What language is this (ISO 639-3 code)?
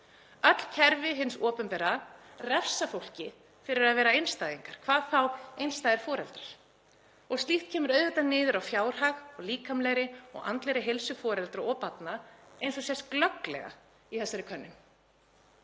isl